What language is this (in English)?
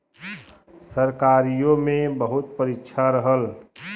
Bhojpuri